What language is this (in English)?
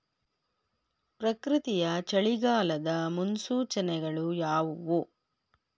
Kannada